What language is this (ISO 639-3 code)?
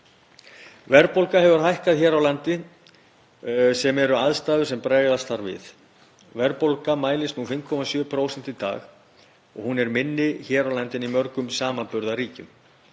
isl